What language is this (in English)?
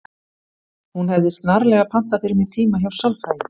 Icelandic